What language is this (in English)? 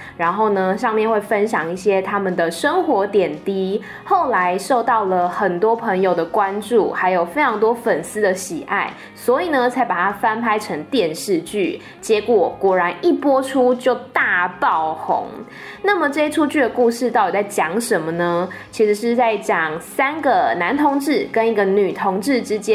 Chinese